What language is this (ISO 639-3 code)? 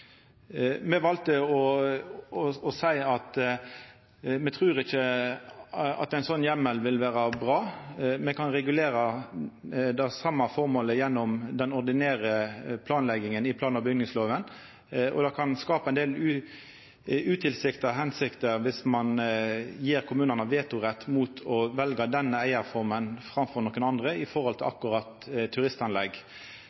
nno